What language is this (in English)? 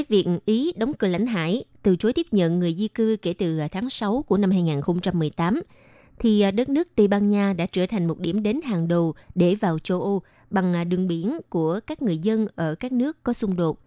Vietnamese